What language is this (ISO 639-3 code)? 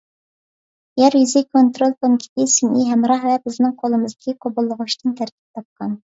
uig